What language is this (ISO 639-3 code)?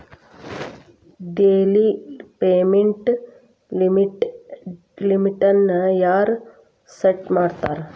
kan